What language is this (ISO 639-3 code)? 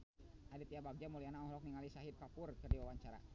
sun